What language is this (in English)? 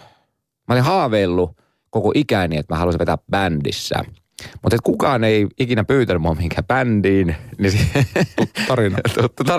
Finnish